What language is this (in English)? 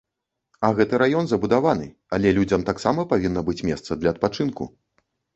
Belarusian